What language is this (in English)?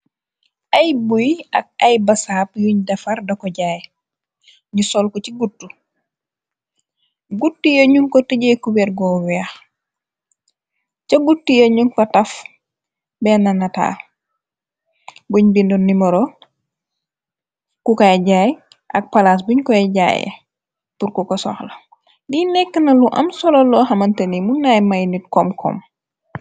Wolof